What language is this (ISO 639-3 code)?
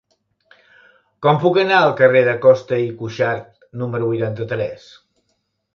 cat